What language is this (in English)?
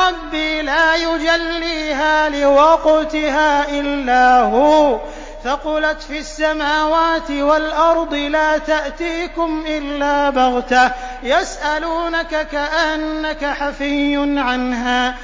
Arabic